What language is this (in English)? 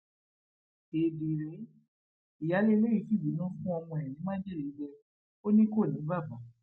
Yoruba